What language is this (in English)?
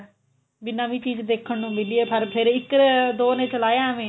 Punjabi